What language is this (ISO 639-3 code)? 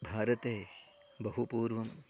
san